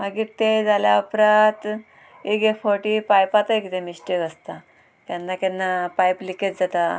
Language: Konkani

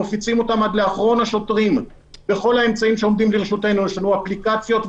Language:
Hebrew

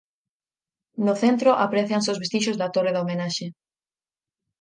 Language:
Galician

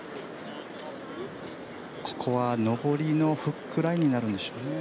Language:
Japanese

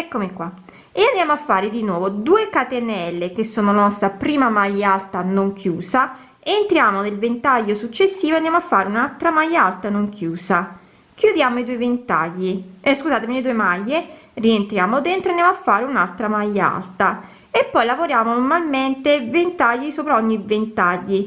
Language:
Italian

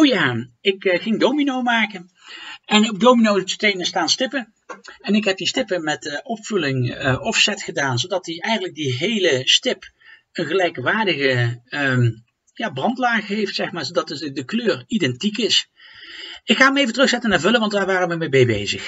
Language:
Dutch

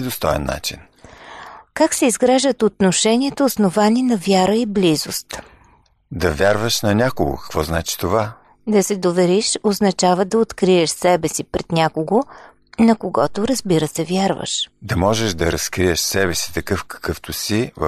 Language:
Bulgarian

